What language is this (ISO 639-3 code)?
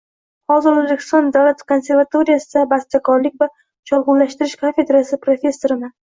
uzb